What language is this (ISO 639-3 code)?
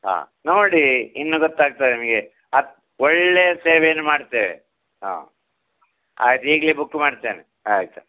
kan